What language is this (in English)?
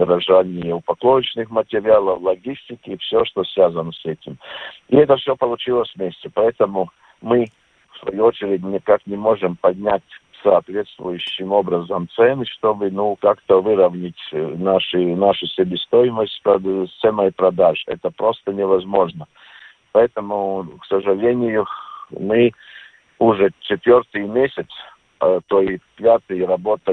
Russian